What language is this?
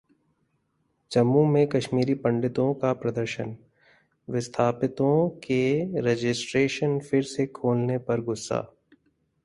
Hindi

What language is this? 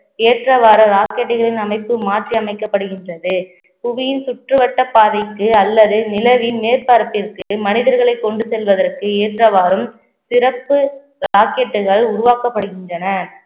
Tamil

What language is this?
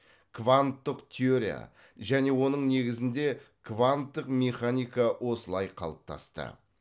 Kazakh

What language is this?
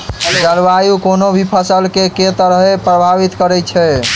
Maithili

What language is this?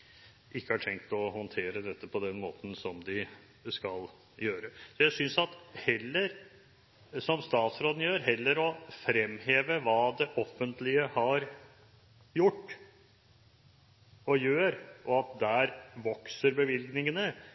Norwegian Bokmål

